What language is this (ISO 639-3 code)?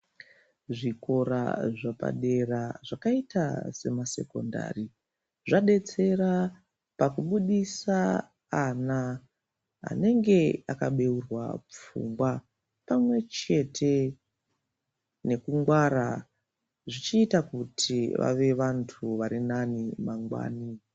ndc